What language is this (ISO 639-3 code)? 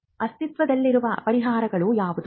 kan